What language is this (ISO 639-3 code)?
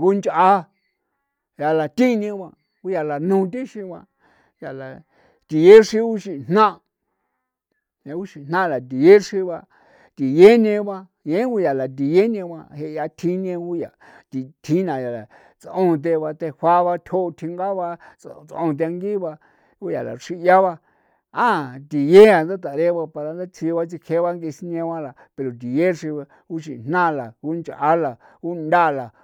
pow